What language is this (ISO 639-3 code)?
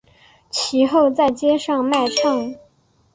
zho